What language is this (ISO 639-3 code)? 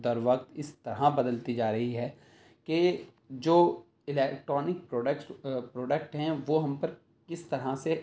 urd